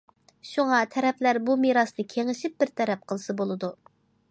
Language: Uyghur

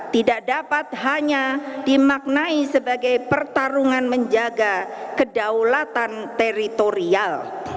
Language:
Indonesian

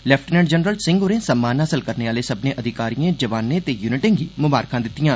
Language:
Dogri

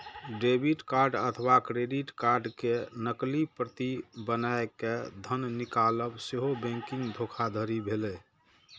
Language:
Maithili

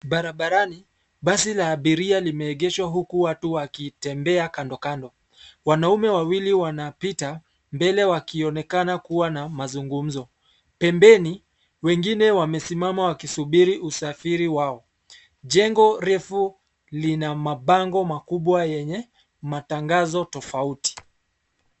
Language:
Swahili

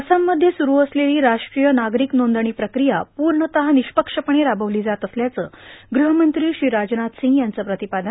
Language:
Marathi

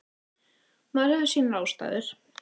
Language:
Icelandic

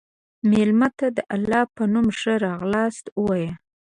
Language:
Pashto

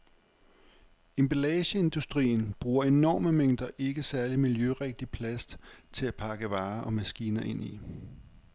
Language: Danish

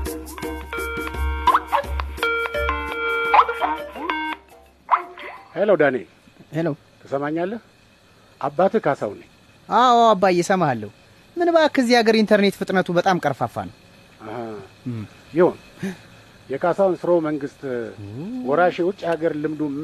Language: Amharic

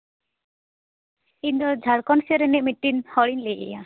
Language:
Santali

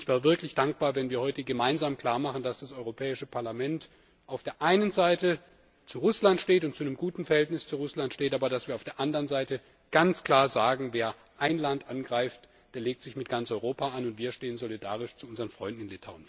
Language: German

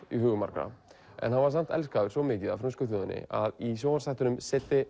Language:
Icelandic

